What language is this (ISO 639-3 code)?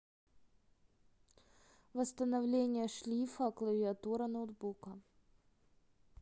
rus